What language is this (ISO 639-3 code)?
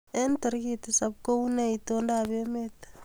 kln